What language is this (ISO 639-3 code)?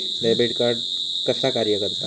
mar